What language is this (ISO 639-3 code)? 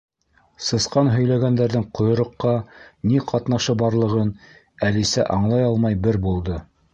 bak